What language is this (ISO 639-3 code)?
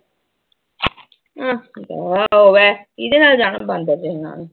pan